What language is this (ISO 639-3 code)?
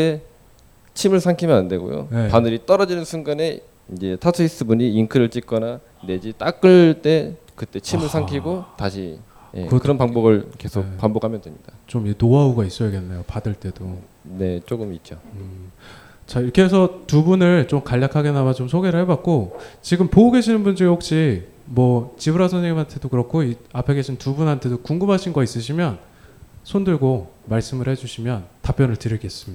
kor